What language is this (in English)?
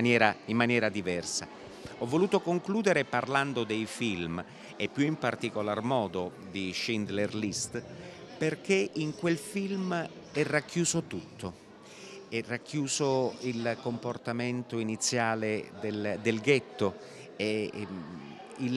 Italian